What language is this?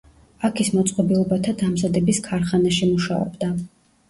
Georgian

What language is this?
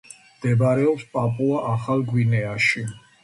Georgian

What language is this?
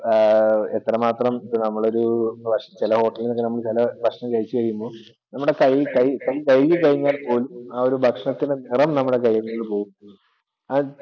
Malayalam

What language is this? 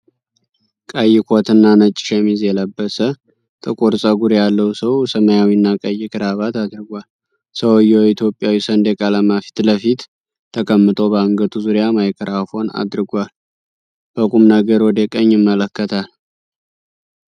Amharic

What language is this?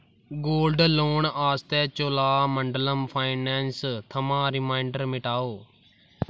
Dogri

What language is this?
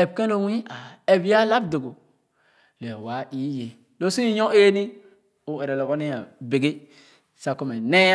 Khana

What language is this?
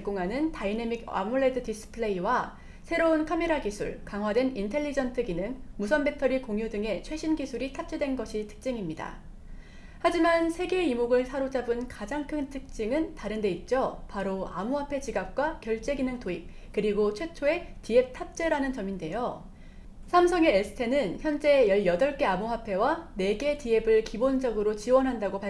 Korean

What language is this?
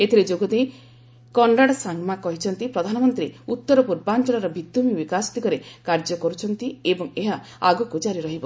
Odia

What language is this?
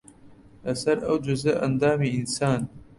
Central Kurdish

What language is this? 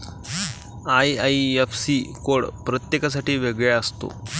Marathi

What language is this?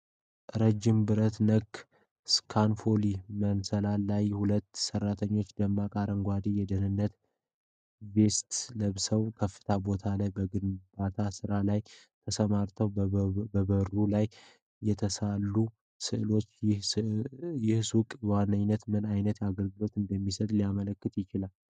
Amharic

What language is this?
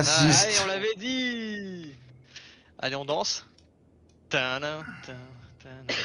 French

